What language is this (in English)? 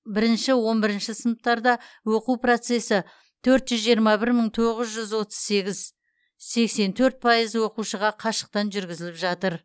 Kazakh